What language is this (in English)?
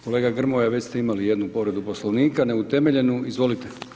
Croatian